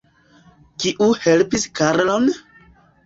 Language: Esperanto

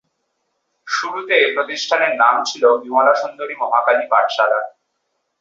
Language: Bangla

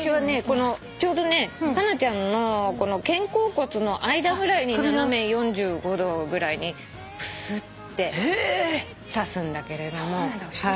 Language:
Japanese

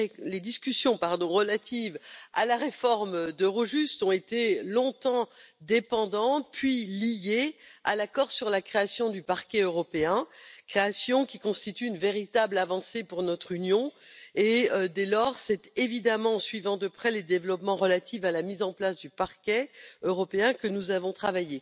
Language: French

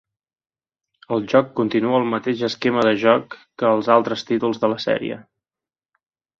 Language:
Catalan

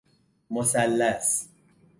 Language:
Persian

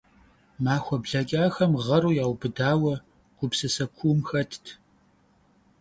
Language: Kabardian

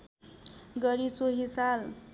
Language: Nepali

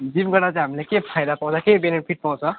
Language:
Nepali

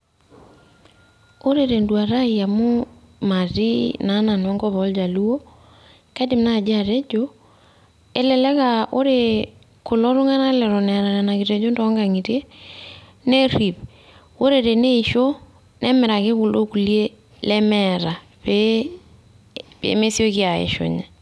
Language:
Masai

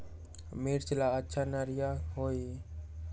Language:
Magahi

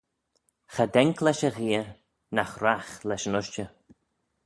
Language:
Manx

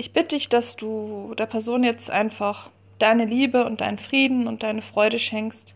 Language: German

